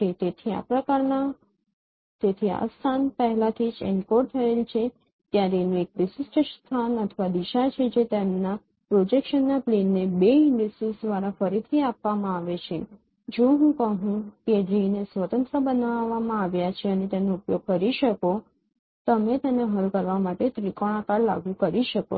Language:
Gujarati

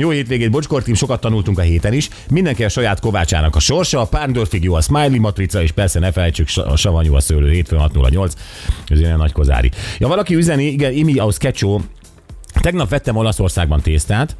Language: Hungarian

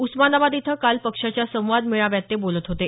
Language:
Marathi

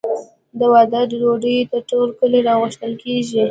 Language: Pashto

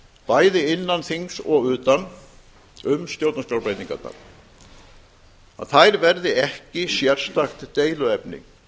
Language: Icelandic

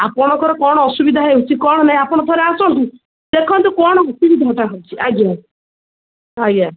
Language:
Odia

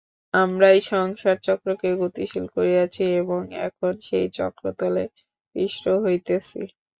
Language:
Bangla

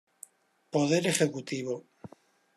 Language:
Spanish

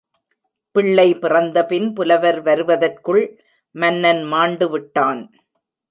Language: Tamil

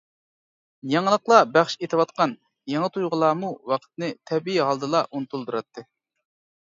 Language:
Uyghur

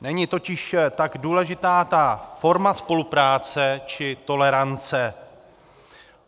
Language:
Czech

